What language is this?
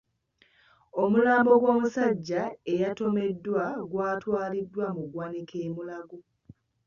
Ganda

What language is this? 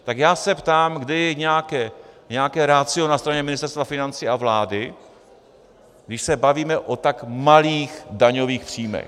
Czech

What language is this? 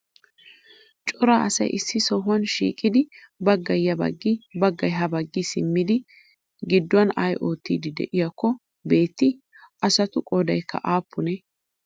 Wolaytta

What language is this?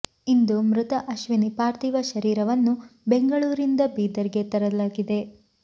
Kannada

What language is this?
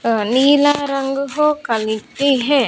Hindi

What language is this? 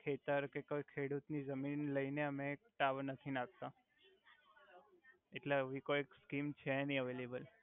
Gujarati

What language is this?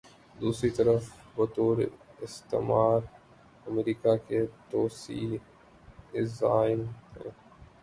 Urdu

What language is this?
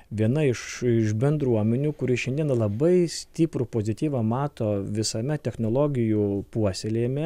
Lithuanian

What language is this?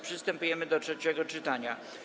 Polish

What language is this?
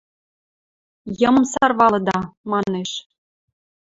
Western Mari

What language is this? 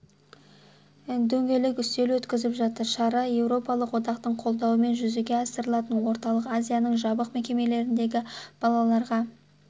Kazakh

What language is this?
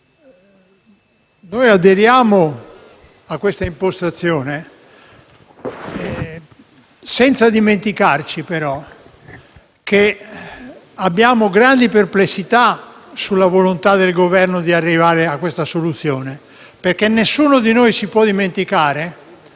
Italian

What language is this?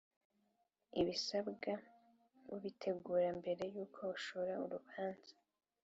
Kinyarwanda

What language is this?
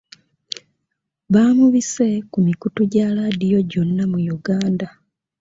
Ganda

